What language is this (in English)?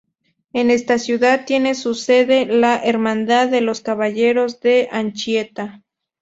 Spanish